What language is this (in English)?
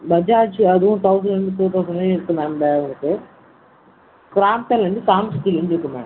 Tamil